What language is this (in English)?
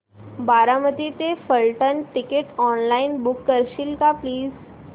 Marathi